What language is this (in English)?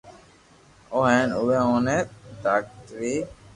Loarki